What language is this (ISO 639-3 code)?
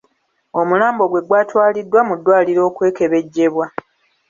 lug